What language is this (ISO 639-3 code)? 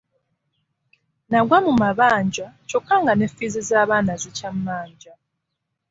lug